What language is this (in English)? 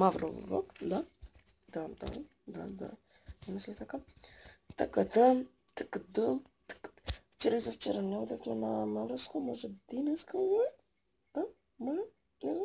Bulgarian